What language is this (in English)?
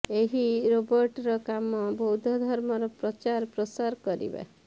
Odia